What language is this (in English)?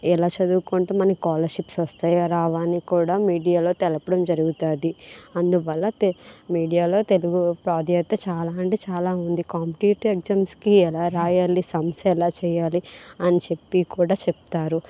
Telugu